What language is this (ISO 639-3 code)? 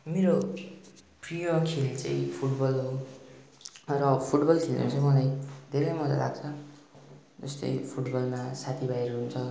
nep